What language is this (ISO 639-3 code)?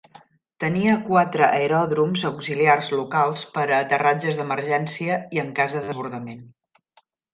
cat